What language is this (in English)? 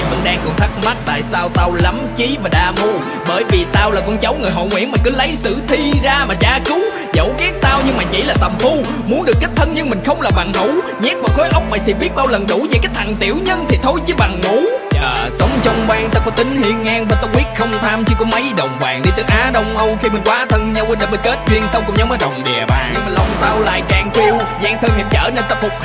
Vietnamese